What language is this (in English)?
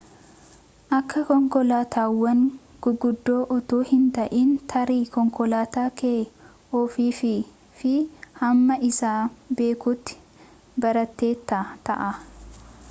Oromo